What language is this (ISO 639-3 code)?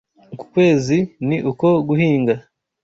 kin